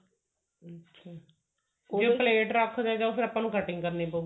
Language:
Punjabi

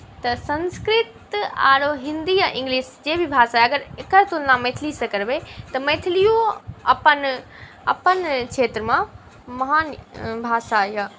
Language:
Maithili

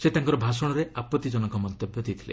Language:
Odia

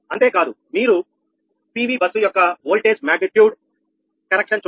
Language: Telugu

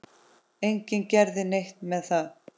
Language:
Icelandic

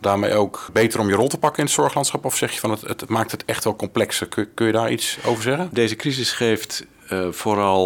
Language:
Dutch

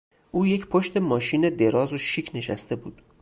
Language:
Persian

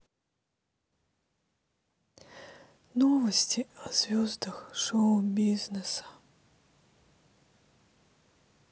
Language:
Russian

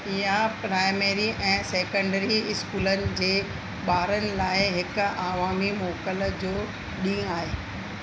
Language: Sindhi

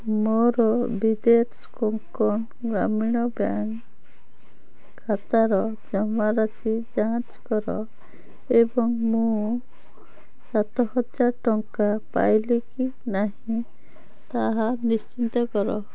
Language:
Odia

